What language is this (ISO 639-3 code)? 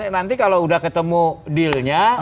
ind